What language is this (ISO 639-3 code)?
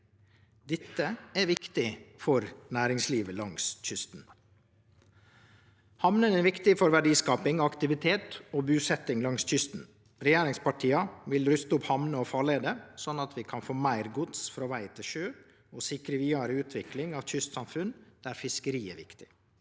nor